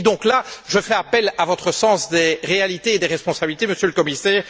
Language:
French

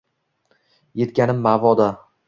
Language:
Uzbek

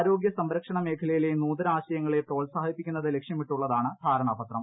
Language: Malayalam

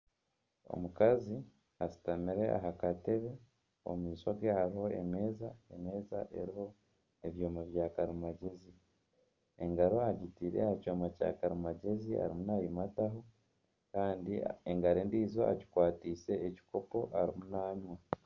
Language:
Nyankole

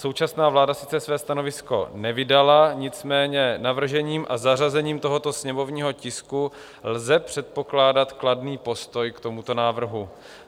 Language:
Czech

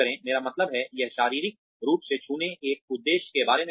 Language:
Hindi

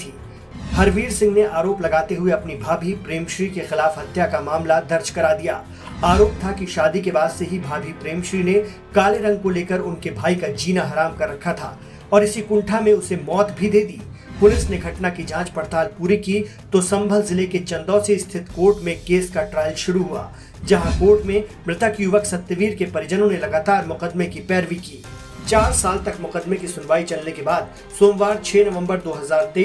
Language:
Hindi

